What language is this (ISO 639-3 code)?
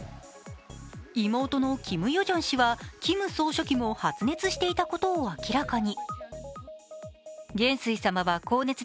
jpn